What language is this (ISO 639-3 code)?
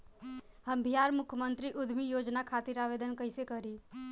bho